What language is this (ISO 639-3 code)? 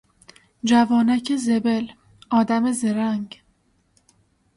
fas